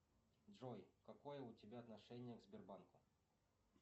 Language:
Russian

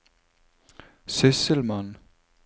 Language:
Norwegian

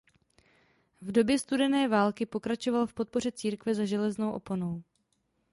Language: Czech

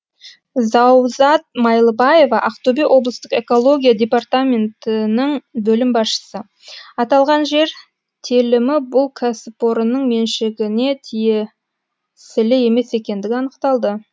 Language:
Kazakh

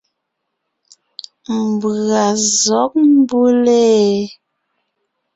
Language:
Ngiemboon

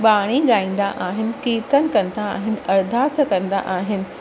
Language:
Sindhi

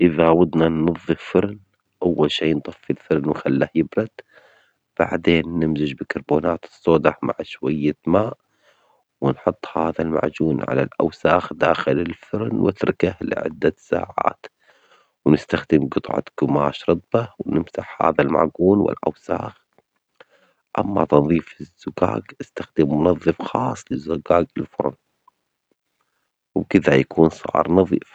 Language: Omani Arabic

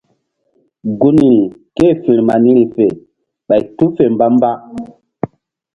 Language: Mbum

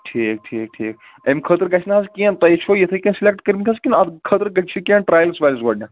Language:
Kashmiri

